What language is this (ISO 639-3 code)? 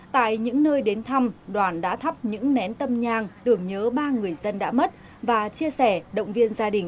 vie